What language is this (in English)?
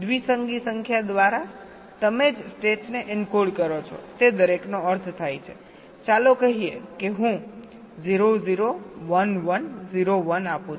Gujarati